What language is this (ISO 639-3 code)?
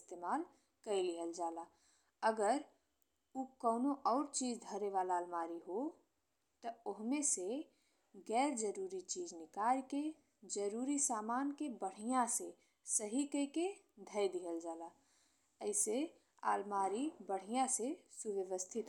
bho